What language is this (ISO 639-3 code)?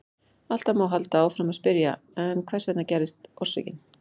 isl